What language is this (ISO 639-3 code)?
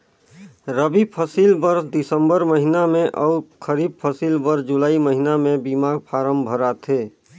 hne